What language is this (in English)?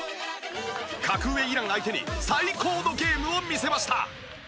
Japanese